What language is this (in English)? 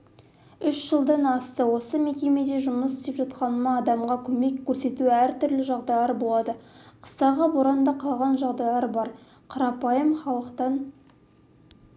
Kazakh